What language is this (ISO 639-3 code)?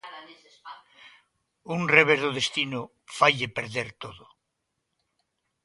glg